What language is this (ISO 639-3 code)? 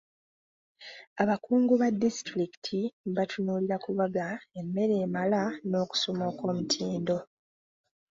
lug